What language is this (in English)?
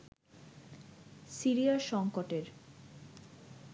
Bangla